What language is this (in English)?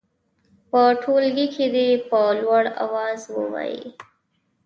Pashto